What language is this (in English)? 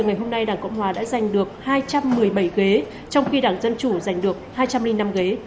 Vietnamese